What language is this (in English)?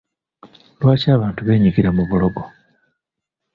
Ganda